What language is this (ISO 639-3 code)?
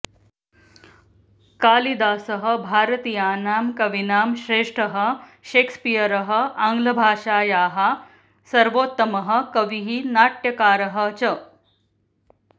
san